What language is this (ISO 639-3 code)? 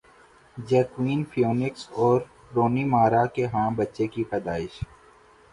urd